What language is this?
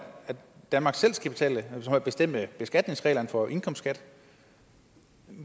Danish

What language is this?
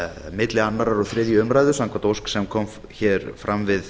Icelandic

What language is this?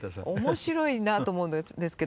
Japanese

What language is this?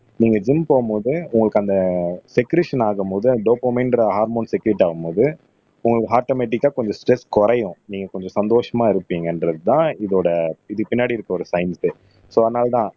Tamil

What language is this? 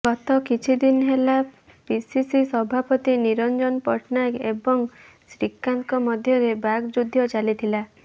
Odia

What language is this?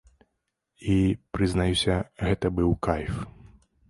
Belarusian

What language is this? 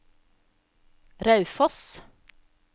Norwegian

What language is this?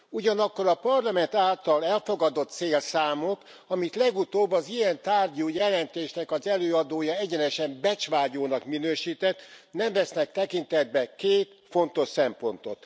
Hungarian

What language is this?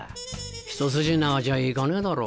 Japanese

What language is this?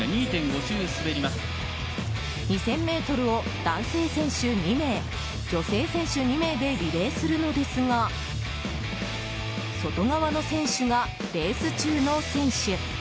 Japanese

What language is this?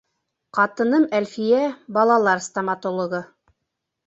Bashkir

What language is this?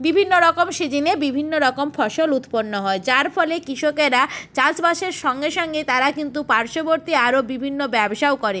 Bangla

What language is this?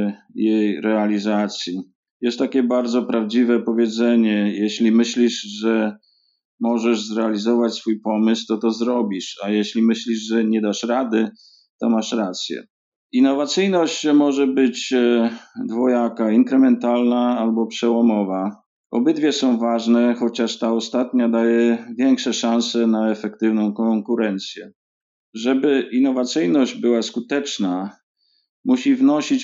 Polish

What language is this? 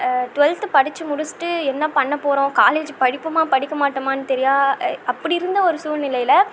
Tamil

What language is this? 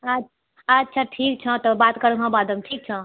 Maithili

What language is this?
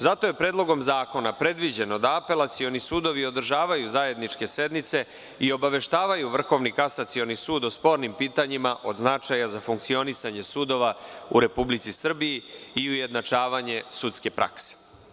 Serbian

